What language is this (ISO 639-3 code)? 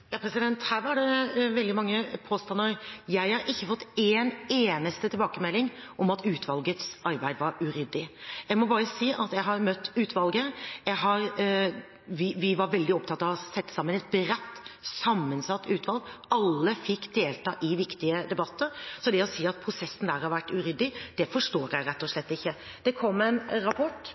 nob